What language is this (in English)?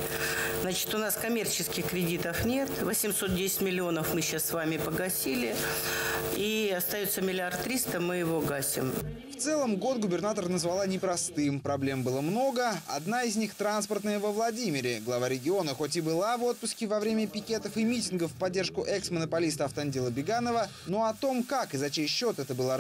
Russian